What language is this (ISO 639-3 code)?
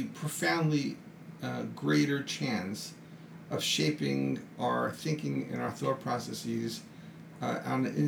eng